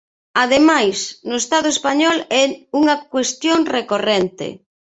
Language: Galician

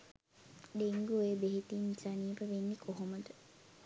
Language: Sinhala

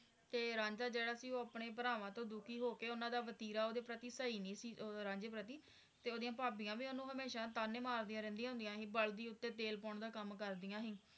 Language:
Punjabi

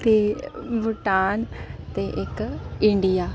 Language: Dogri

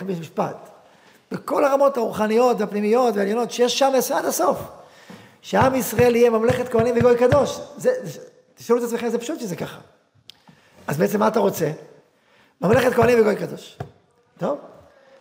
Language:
Hebrew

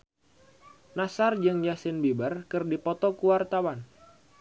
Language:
Sundanese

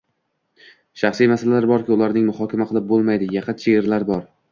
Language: Uzbek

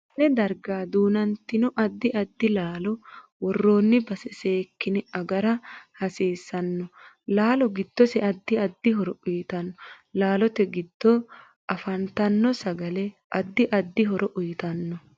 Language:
Sidamo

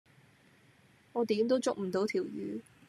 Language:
Cantonese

